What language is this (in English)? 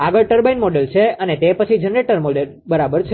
Gujarati